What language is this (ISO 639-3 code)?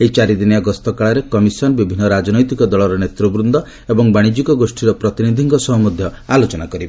ori